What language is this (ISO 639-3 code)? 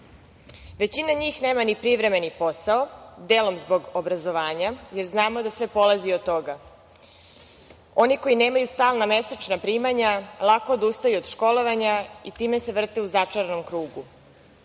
srp